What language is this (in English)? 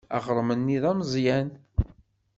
Kabyle